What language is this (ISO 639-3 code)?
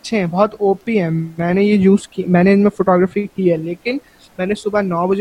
urd